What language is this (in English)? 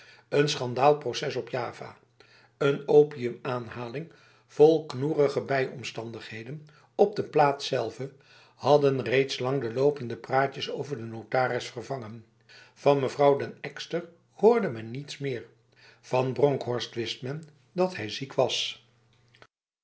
Dutch